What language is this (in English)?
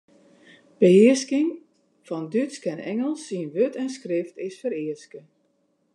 Western Frisian